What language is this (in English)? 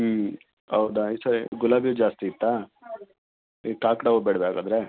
Kannada